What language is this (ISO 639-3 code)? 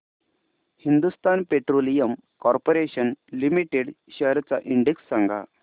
mar